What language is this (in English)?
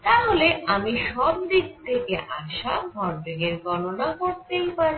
Bangla